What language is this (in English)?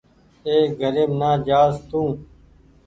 Goaria